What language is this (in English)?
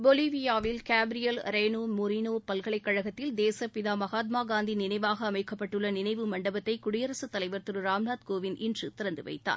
Tamil